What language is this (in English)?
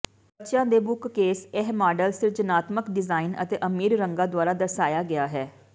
Punjabi